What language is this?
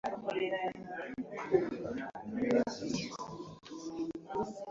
Ganda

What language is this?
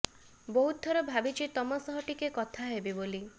Odia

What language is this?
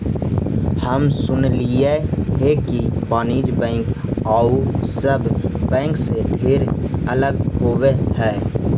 Magahi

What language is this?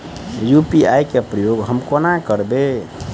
Maithili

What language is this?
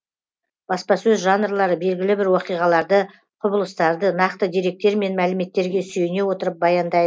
Kazakh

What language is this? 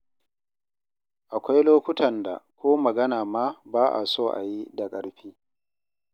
Hausa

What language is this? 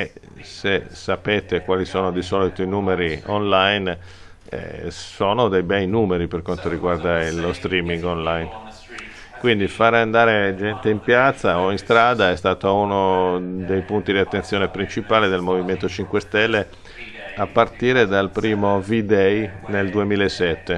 Italian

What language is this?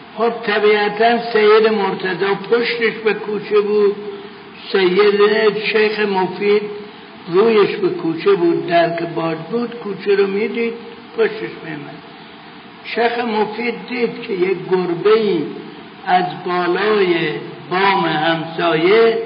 Persian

